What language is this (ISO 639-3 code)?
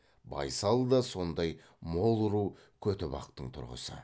kaz